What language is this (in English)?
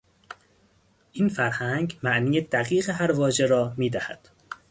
Persian